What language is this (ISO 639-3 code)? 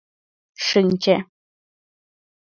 chm